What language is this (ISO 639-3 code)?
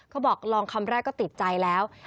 tha